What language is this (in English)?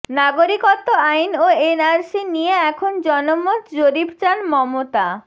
Bangla